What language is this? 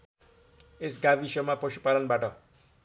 Nepali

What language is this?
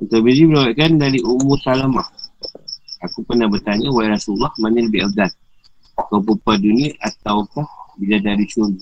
Malay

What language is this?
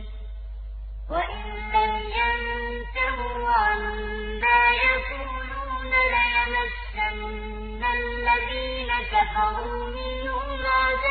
Arabic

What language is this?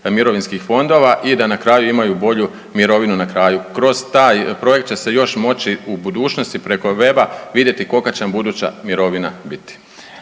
Croatian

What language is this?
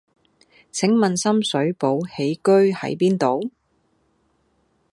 Cantonese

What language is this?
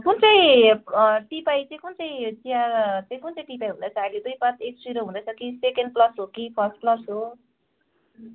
Nepali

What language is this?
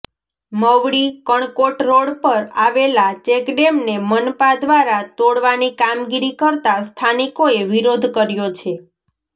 Gujarati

